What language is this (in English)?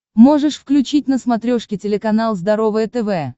Russian